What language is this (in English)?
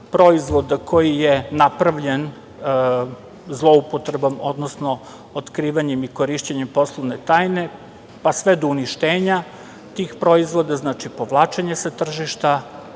Serbian